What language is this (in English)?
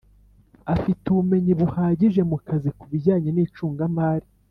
Kinyarwanda